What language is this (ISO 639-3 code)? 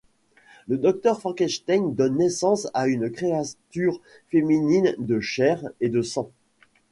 fra